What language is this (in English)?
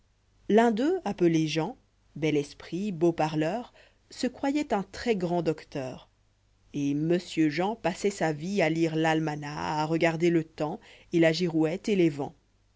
French